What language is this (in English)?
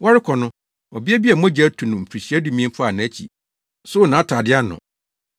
Akan